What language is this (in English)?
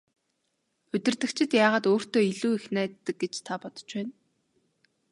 Mongolian